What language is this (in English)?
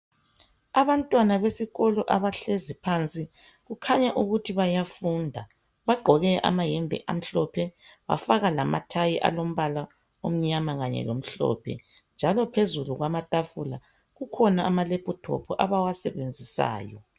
North Ndebele